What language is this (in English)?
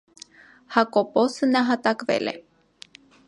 Armenian